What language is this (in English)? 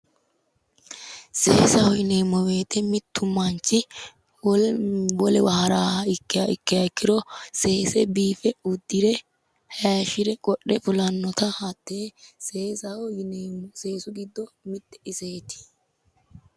Sidamo